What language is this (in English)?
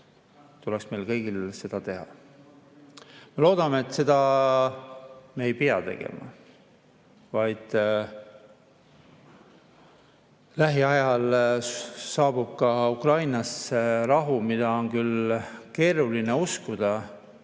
Estonian